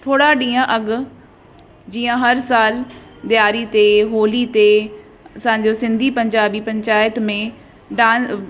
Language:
Sindhi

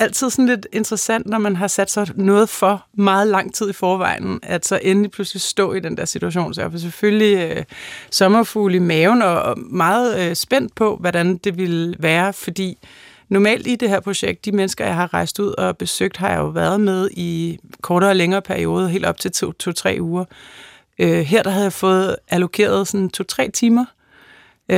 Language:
Danish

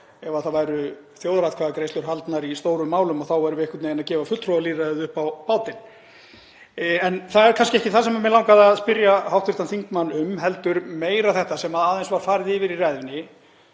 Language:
Icelandic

